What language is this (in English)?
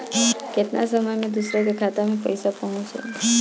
Bhojpuri